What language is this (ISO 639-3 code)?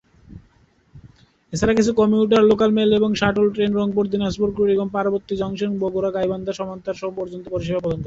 ben